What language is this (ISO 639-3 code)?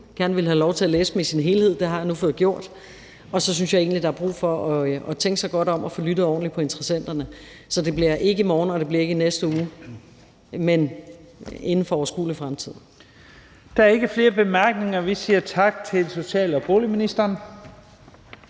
dan